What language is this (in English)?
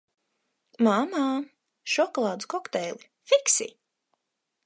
Latvian